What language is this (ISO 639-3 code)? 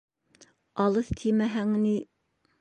bak